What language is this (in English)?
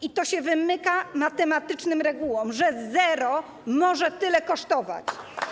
Polish